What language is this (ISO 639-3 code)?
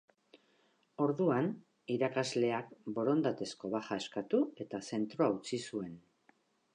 eus